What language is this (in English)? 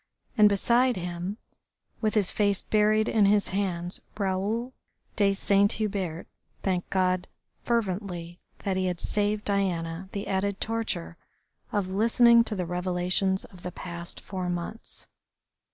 English